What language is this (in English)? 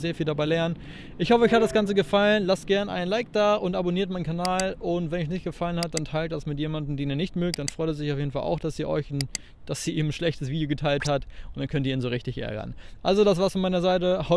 German